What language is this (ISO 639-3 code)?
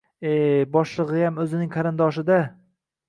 uzb